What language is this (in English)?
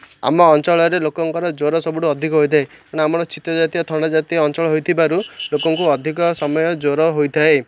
Odia